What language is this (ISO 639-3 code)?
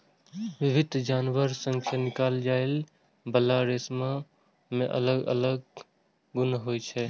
mai